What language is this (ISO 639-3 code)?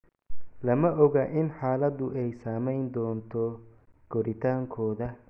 som